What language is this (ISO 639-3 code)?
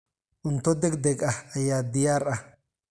som